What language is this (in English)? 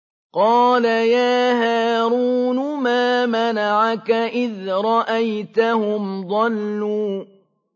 Arabic